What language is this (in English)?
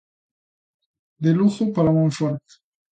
Galician